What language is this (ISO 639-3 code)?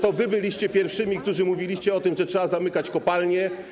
pol